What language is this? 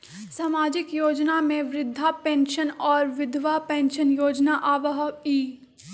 Magahi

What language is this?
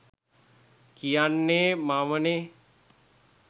Sinhala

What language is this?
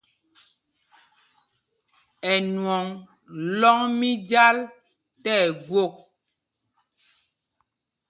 Mpumpong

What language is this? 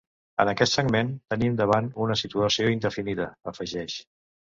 Catalan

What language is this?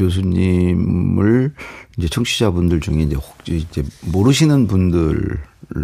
Korean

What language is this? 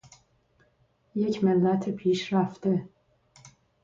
Persian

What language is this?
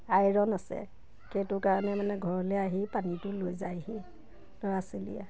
Assamese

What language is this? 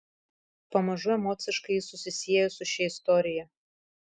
Lithuanian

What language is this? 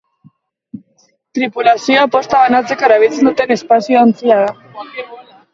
Basque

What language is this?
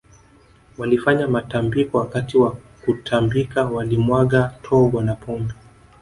Swahili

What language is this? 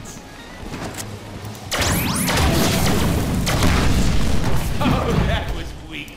Polish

